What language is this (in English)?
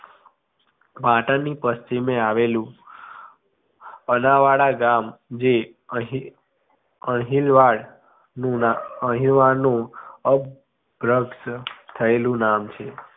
Gujarati